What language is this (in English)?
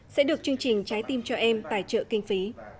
Vietnamese